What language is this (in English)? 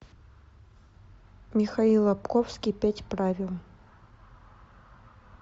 Russian